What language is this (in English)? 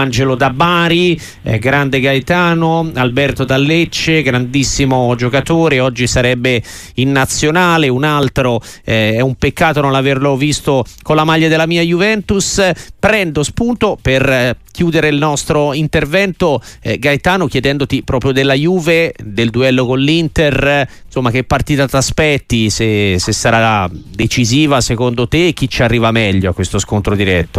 Italian